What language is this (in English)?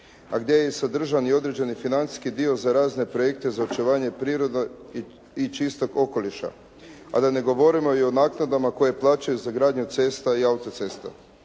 Croatian